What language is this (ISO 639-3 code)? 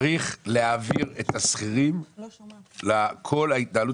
heb